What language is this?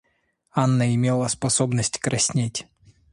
Russian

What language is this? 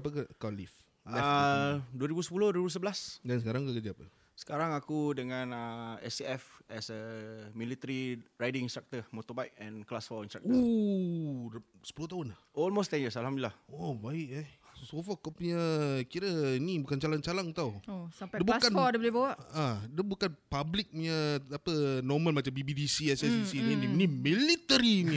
Malay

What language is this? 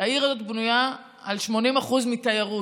Hebrew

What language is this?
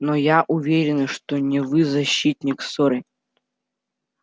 Russian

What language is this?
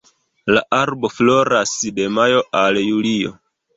Esperanto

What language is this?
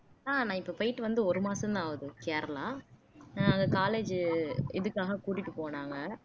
Tamil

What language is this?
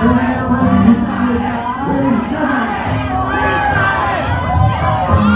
Vietnamese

